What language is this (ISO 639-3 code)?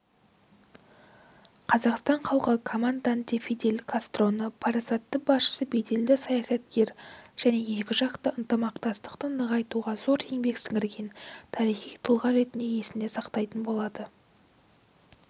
kaz